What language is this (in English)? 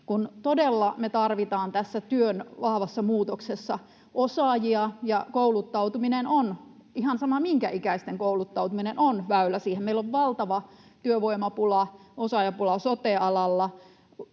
Finnish